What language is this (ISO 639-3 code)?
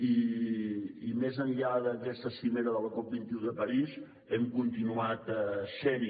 cat